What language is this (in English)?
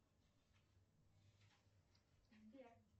Russian